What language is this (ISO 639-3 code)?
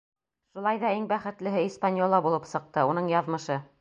bak